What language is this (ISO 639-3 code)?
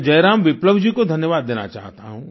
hin